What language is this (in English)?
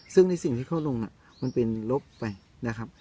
Thai